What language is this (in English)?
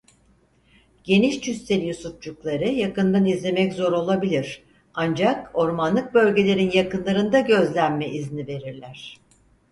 Turkish